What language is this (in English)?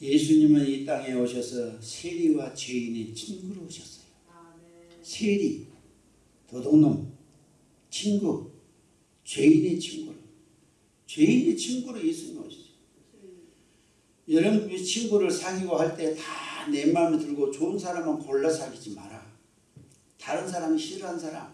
Korean